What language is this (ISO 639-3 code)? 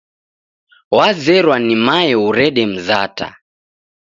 dav